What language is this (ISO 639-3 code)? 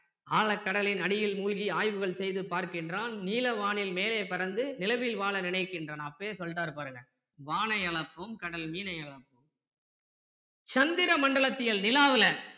tam